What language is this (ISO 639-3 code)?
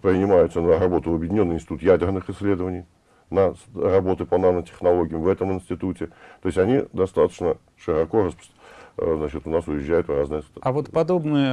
rus